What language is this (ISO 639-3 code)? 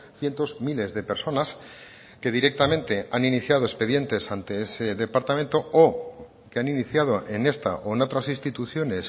spa